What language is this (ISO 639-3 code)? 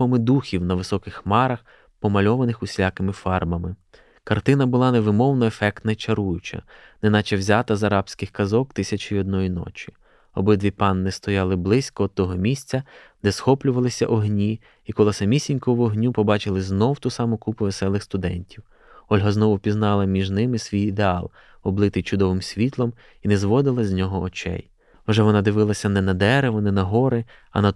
ukr